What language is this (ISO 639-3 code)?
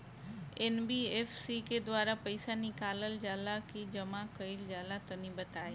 bho